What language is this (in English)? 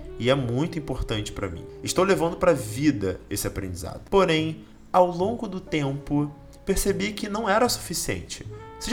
Portuguese